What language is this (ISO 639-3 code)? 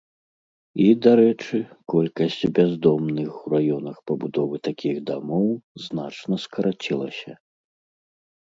bel